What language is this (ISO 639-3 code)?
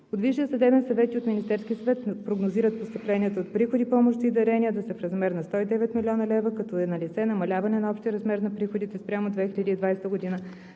bul